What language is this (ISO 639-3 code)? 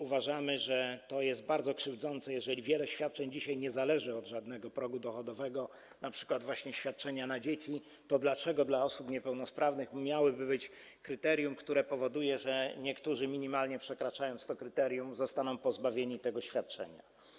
pol